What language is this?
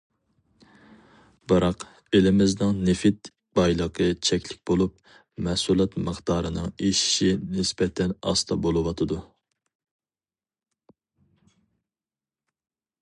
Uyghur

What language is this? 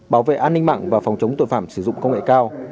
Vietnamese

